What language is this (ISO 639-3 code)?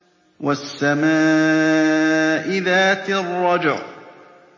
ara